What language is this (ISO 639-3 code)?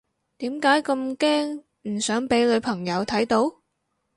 yue